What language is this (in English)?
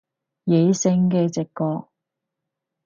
Cantonese